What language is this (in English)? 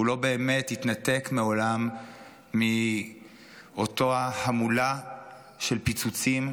Hebrew